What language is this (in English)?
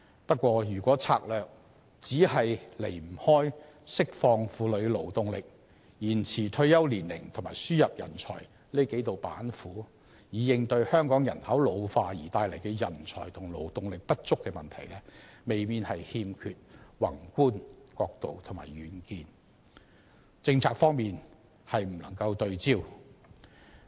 Cantonese